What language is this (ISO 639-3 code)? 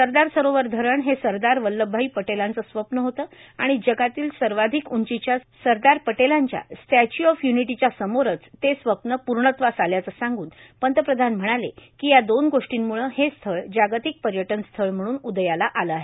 mar